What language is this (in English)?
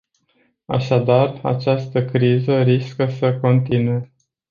Romanian